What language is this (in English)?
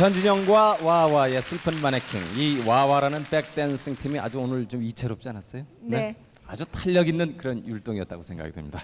Korean